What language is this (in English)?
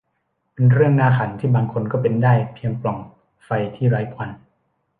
Thai